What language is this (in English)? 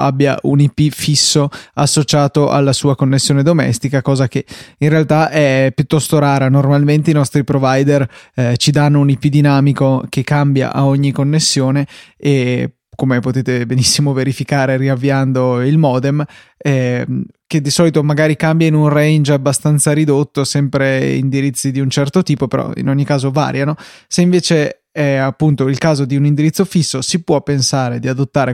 Italian